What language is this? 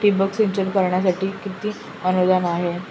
Marathi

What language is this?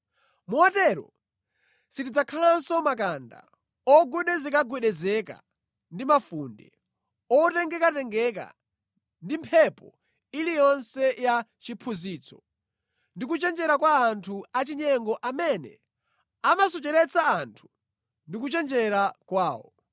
Nyanja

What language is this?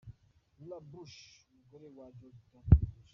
Kinyarwanda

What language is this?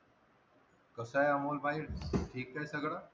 Marathi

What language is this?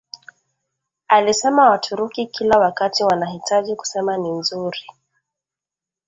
Swahili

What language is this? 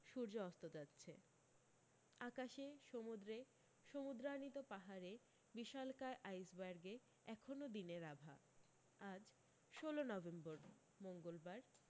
Bangla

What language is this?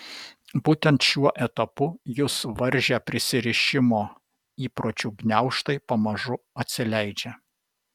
Lithuanian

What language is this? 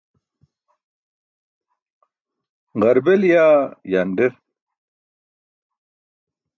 Burushaski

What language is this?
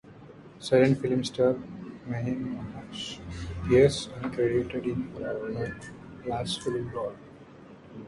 English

